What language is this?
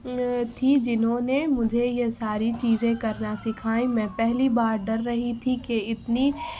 Urdu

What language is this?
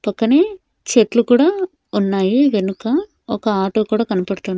Telugu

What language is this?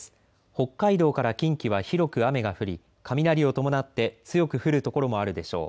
Japanese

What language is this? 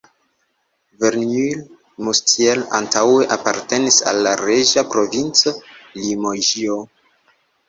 Esperanto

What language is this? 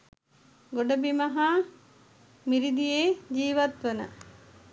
Sinhala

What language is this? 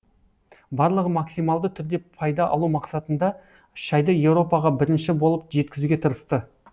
Kazakh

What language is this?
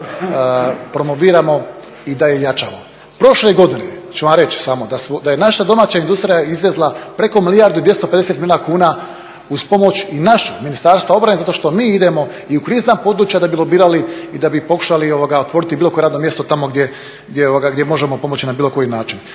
Croatian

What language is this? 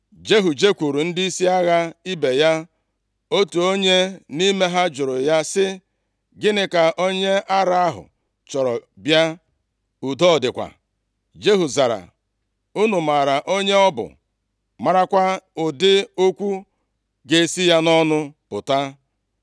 Igbo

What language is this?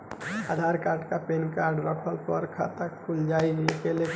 Bhojpuri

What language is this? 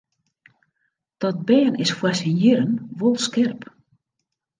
Western Frisian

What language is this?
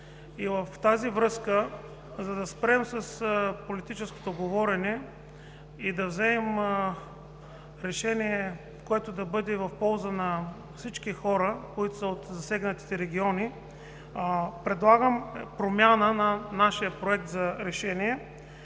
Bulgarian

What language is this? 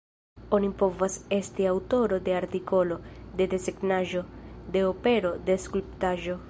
Esperanto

